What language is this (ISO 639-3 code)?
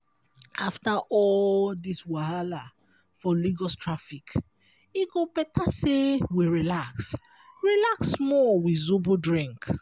pcm